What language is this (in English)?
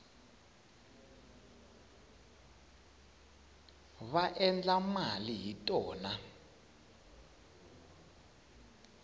Tsonga